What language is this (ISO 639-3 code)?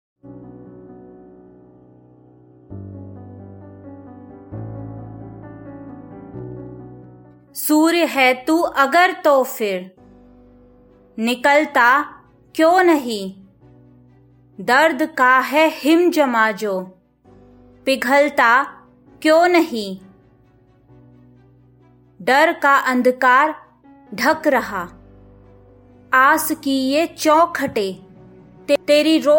hin